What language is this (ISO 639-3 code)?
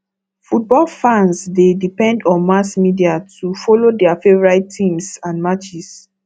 pcm